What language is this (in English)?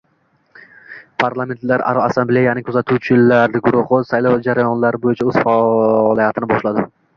Uzbek